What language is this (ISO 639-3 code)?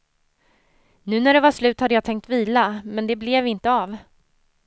swe